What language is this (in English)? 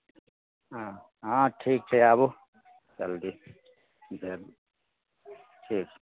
Maithili